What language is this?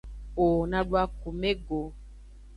Aja (Benin)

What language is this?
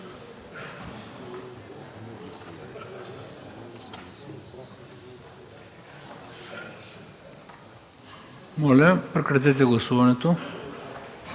Bulgarian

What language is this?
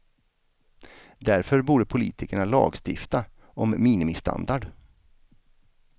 Swedish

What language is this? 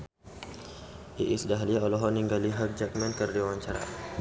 Sundanese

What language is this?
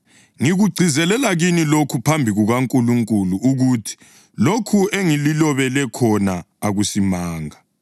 North Ndebele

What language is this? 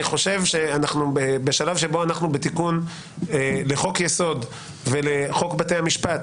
Hebrew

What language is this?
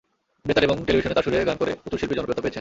Bangla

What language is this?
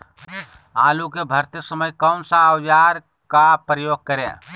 Magahi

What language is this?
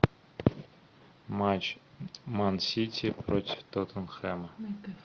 Russian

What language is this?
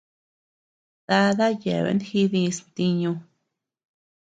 Tepeuxila Cuicatec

